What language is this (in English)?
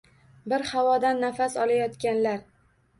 Uzbek